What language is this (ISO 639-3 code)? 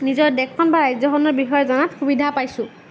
asm